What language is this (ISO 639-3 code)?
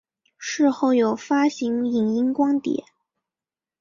zho